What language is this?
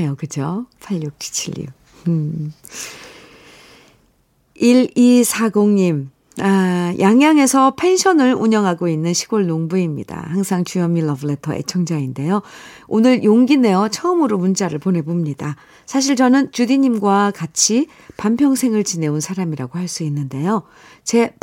Korean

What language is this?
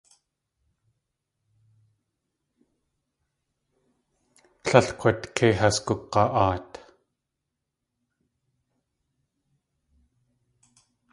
Tlingit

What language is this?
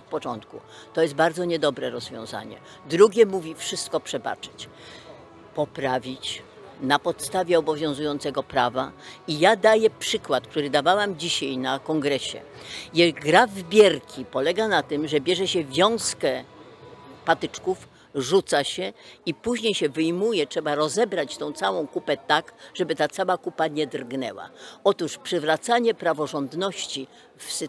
Polish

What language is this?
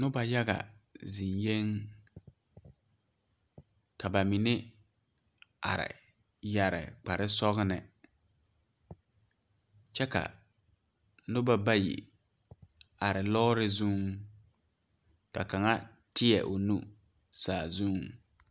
Southern Dagaare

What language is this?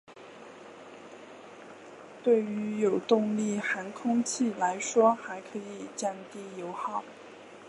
Chinese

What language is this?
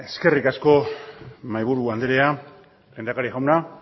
Basque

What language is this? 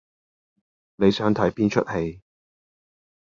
Cantonese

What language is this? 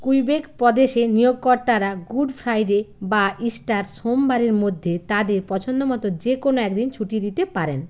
Bangla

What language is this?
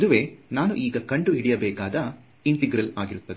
Kannada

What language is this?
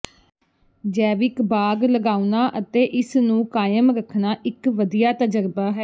Punjabi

